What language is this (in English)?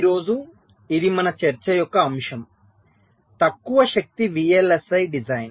Telugu